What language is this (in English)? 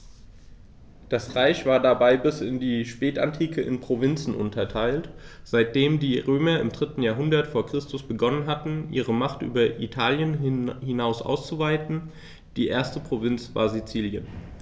German